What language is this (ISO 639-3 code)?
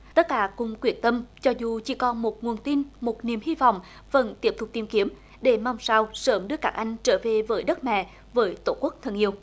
vie